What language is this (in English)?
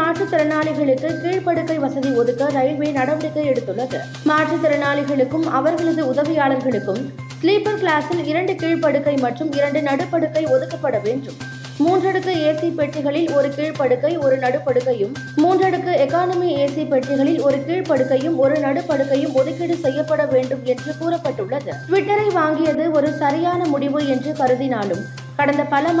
Tamil